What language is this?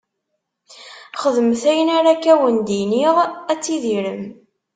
Kabyle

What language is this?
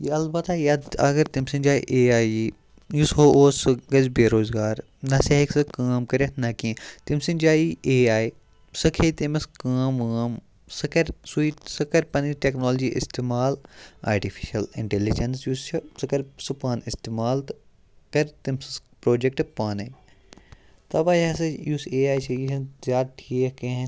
Kashmiri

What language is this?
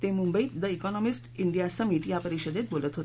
Marathi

